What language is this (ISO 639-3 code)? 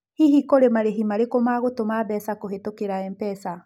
kik